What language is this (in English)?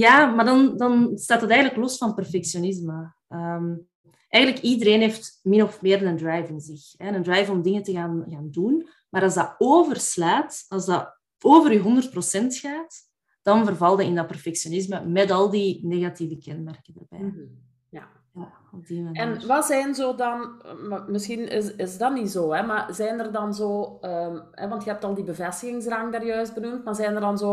Dutch